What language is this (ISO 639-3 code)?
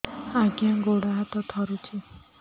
ori